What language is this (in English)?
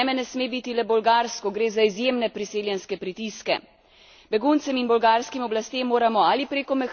Slovenian